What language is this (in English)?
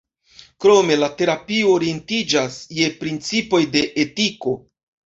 Esperanto